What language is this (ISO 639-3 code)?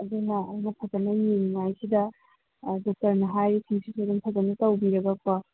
mni